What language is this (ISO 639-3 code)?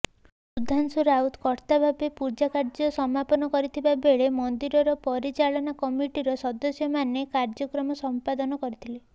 ori